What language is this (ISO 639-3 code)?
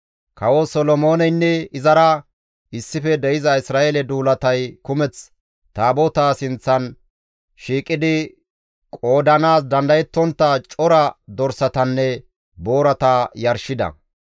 gmv